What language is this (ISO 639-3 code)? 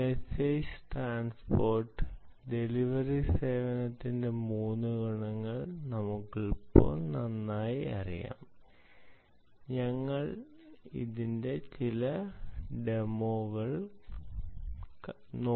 mal